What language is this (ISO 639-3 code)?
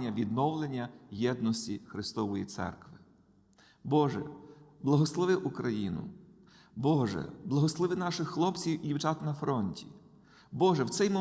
ukr